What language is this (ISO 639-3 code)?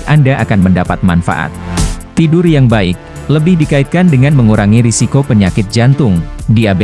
ind